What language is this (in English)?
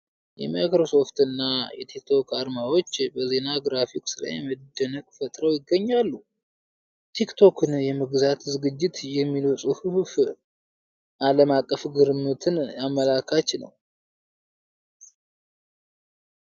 Amharic